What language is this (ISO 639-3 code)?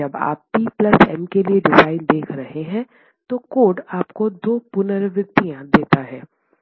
hin